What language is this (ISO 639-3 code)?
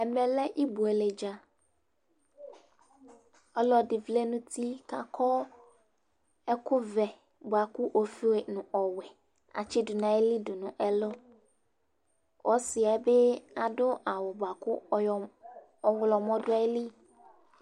kpo